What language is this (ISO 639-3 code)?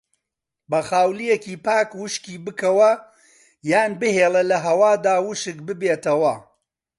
ckb